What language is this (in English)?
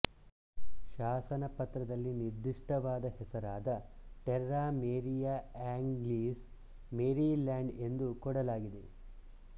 Kannada